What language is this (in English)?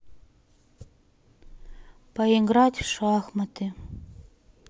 Russian